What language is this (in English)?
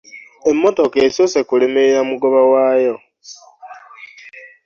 Ganda